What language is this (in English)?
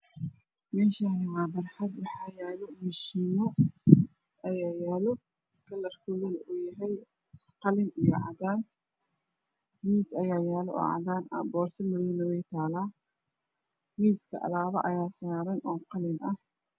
Somali